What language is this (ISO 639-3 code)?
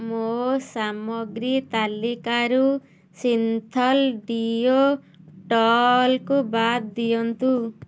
ori